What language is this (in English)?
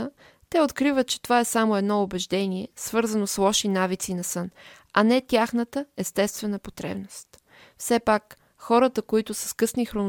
Bulgarian